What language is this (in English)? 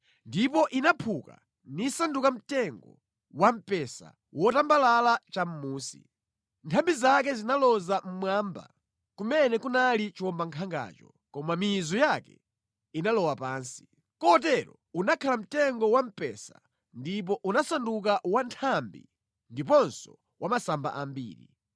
Nyanja